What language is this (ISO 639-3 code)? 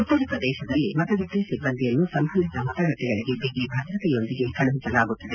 kan